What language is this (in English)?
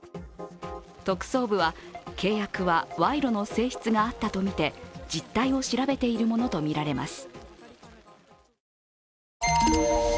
Japanese